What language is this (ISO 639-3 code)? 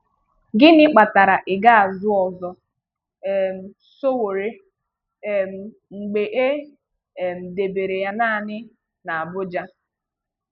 ibo